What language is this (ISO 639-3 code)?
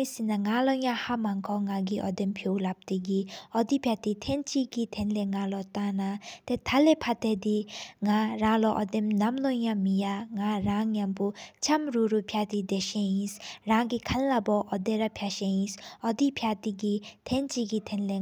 sip